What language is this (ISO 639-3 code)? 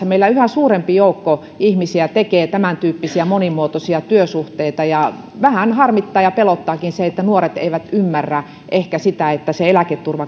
fin